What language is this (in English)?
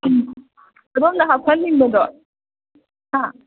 Manipuri